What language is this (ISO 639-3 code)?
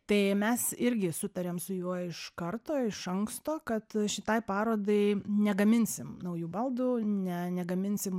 lit